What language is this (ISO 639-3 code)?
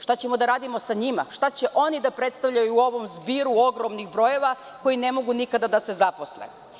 srp